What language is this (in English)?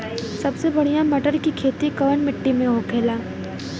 Bhojpuri